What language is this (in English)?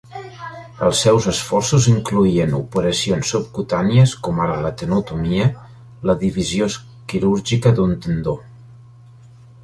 Catalan